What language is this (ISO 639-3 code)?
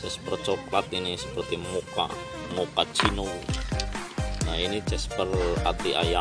ind